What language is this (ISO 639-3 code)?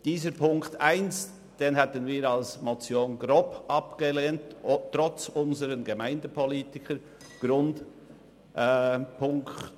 gsw